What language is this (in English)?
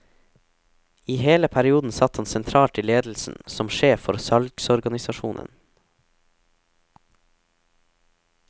Norwegian